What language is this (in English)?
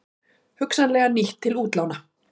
Icelandic